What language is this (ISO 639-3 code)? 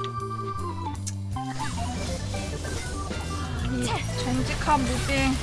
kor